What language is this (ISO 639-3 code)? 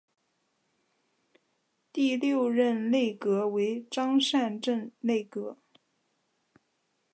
zho